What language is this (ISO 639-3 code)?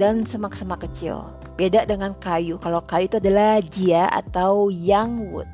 ind